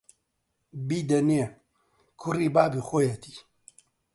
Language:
Central Kurdish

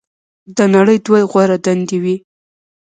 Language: Pashto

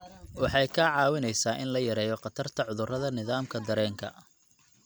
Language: Somali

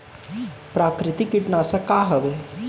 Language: Chhattisgarhi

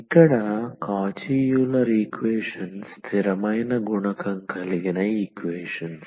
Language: Telugu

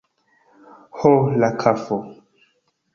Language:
Esperanto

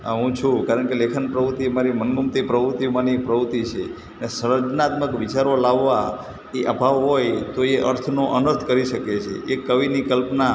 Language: Gujarati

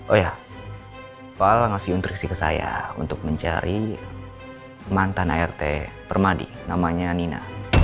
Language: Indonesian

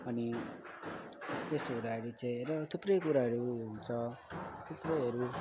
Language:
Nepali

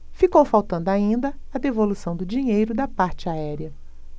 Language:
Portuguese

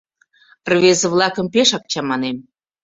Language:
Mari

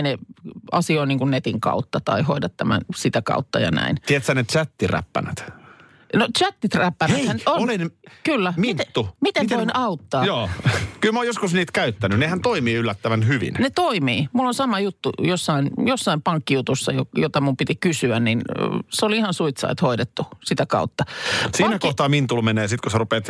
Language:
Finnish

